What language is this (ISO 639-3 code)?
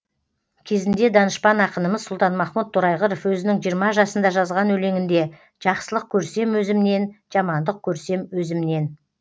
kaz